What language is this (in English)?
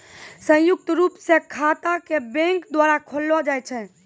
Maithili